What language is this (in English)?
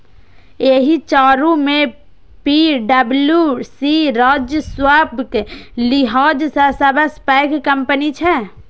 Maithili